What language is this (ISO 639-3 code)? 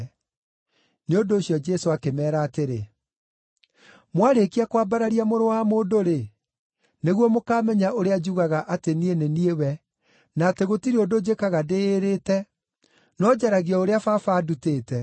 kik